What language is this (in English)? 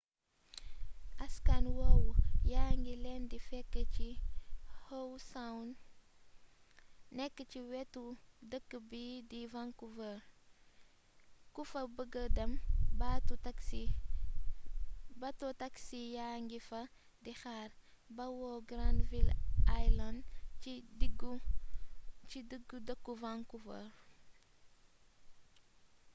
Wolof